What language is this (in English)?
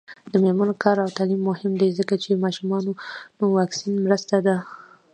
Pashto